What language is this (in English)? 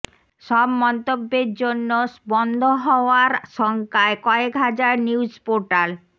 Bangla